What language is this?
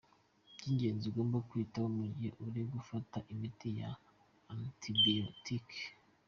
Kinyarwanda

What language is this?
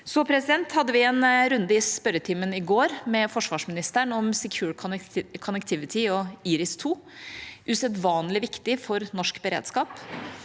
Norwegian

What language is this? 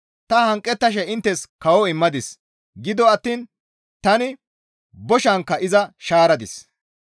Gamo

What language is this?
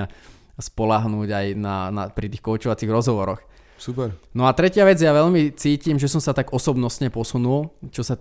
Slovak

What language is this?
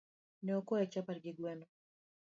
Luo (Kenya and Tanzania)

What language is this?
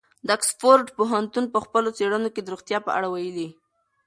Pashto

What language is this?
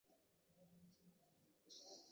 Chinese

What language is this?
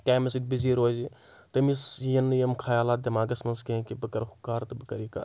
Kashmiri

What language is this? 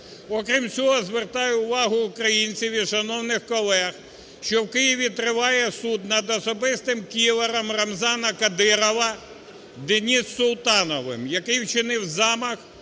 Ukrainian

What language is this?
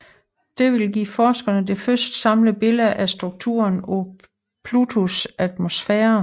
Danish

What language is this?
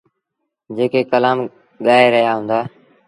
Sindhi Bhil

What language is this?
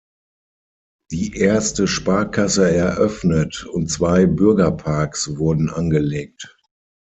German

